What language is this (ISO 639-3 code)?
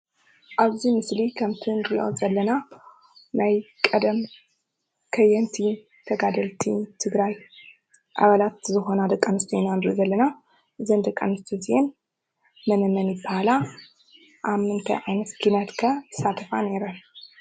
tir